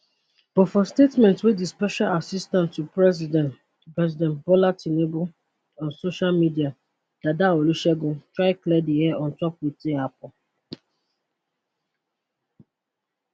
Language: Nigerian Pidgin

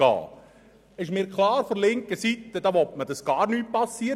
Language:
Swiss German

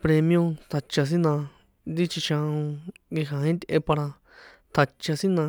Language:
San Juan Atzingo Popoloca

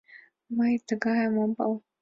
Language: Mari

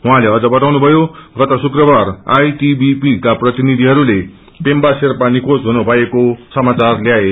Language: Nepali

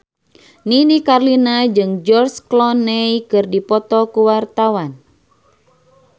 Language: Sundanese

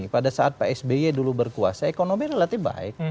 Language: Indonesian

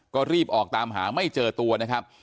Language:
Thai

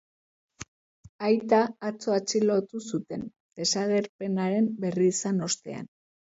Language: Basque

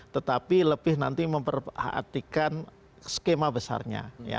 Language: Indonesian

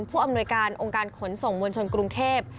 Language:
Thai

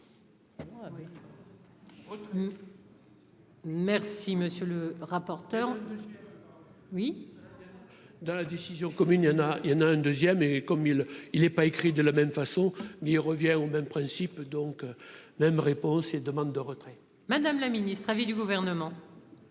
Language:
French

